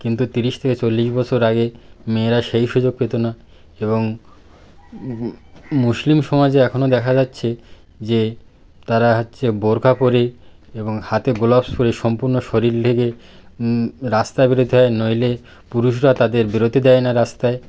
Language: Bangla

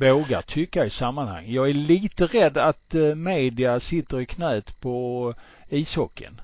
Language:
Swedish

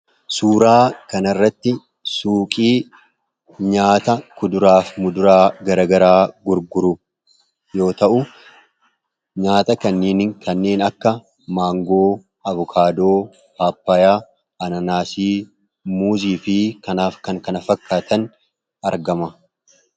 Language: Oromo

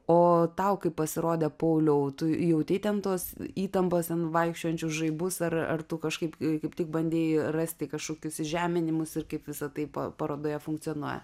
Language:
Lithuanian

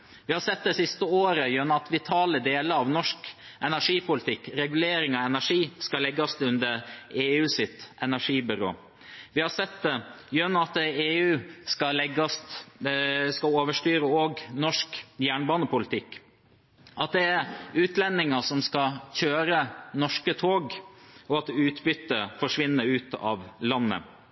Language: Norwegian Bokmål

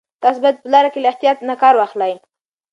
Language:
Pashto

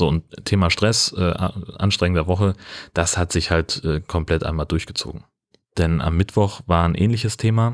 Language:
German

